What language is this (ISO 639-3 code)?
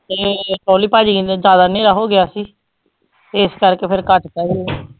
pan